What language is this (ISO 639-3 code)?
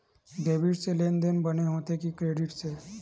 hne